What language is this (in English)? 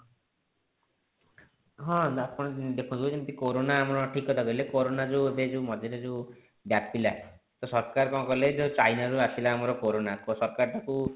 Odia